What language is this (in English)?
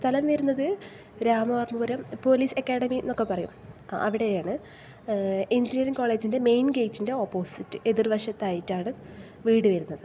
Malayalam